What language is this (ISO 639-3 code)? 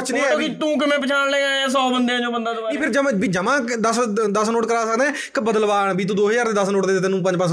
pan